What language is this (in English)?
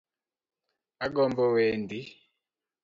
Luo (Kenya and Tanzania)